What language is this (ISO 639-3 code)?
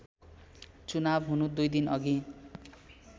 nep